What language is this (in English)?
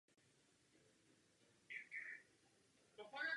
Czech